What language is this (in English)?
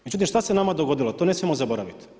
Croatian